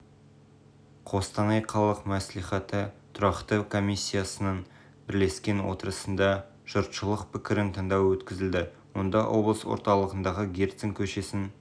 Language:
Kazakh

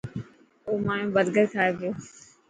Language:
Dhatki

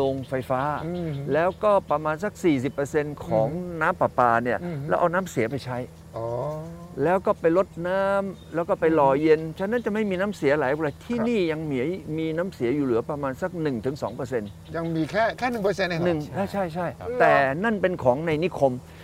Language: Thai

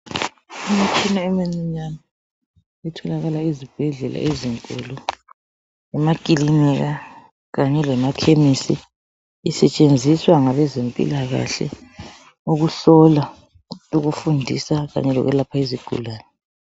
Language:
North Ndebele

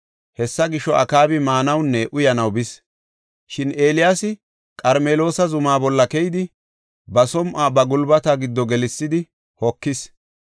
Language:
Gofa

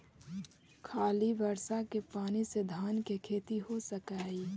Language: Magahi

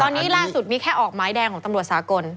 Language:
Thai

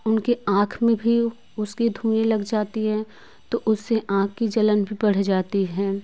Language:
Hindi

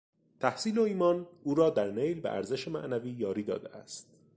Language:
Persian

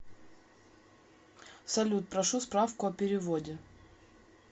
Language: Russian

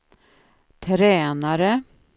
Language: Swedish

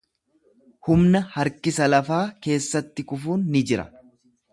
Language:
Oromo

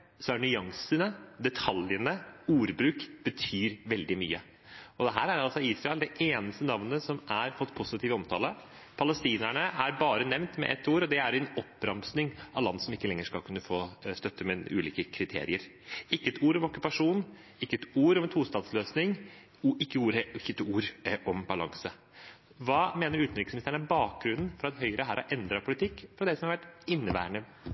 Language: Norwegian Bokmål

